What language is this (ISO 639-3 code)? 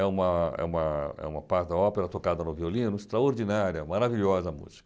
por